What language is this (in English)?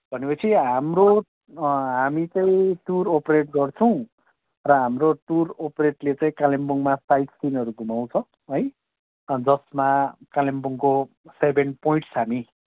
Nepali